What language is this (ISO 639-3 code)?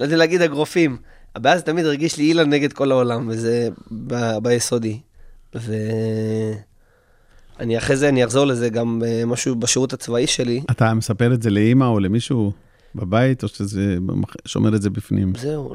heb